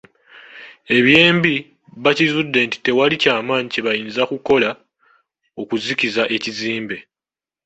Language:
Ganda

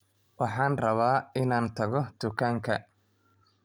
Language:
Somali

